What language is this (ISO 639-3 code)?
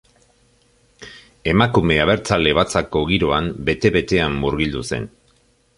eus